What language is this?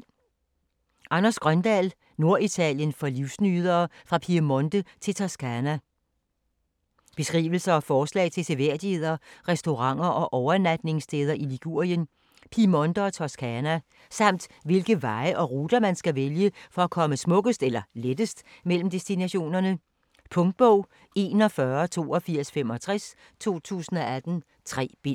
Danish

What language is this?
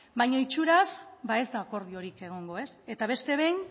Basque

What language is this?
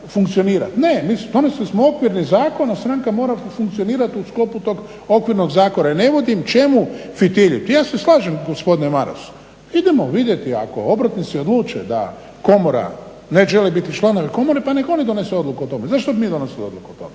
Croatian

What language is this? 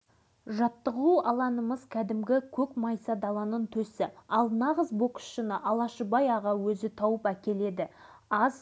Kazakh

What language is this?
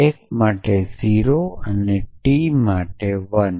Gujarati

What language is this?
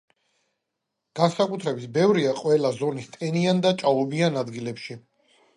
Georgian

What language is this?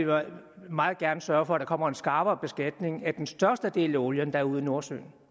Danish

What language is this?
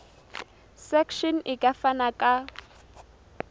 Southern Sotho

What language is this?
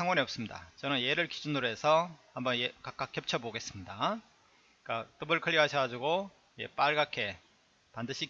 Korean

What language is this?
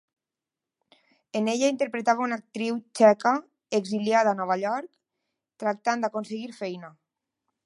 Catalan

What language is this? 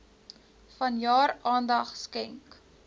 Afrikaans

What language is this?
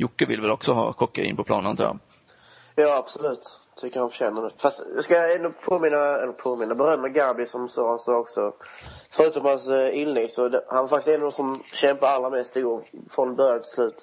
Swedish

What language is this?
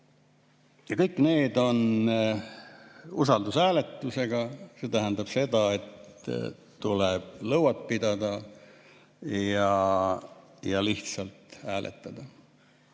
Estonian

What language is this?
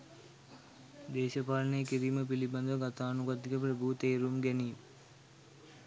Sinhala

